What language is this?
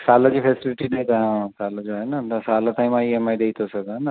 Sindhi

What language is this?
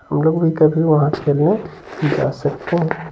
Hindi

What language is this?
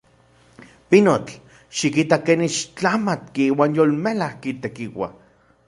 Central Puebla Nahuatl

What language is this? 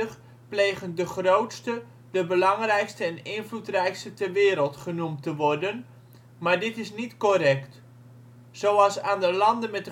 Dutch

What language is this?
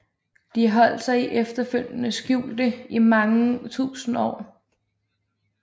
Danish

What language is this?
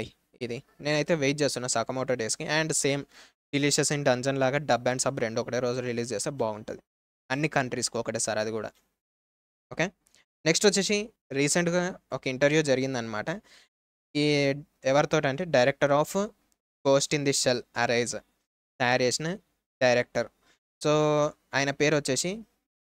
Telugu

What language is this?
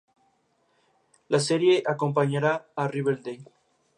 Spanish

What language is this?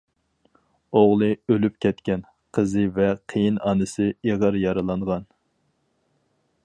Uyghur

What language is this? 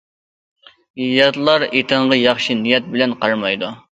Uyghur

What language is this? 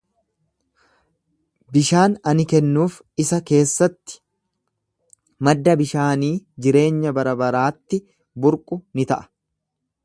Oromo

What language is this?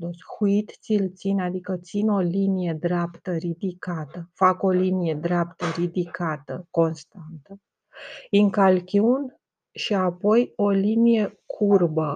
Romanian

